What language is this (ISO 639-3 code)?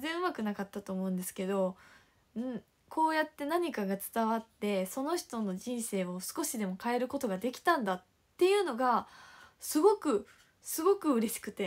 jpn